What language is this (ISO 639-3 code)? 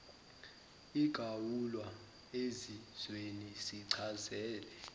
zul